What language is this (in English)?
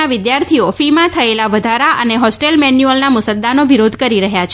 Gujarati